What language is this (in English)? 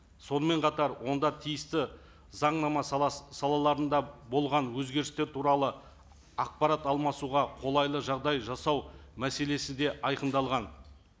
Kazakh